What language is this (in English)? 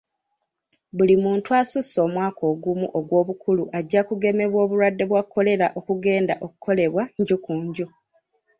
Ganda